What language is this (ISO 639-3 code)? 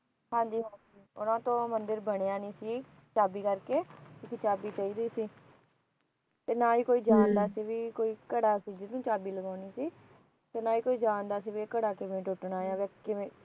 pan